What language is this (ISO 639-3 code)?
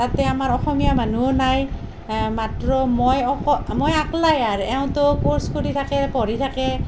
asm